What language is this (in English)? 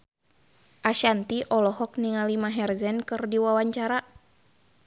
Sundanese